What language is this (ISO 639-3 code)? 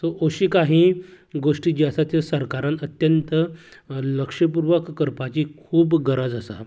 kok